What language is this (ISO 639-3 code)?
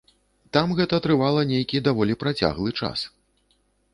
bel